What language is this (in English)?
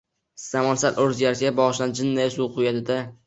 Uzbek